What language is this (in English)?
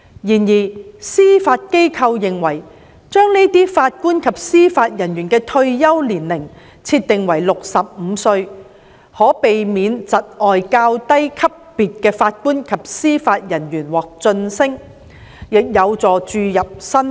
Cantonese